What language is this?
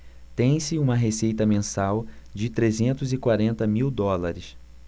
Portuguese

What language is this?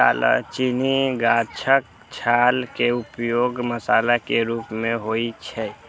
Maithili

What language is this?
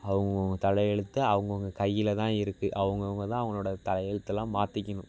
Tamil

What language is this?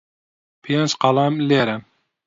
Central Kurdish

